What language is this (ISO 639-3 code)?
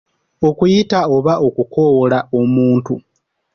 lug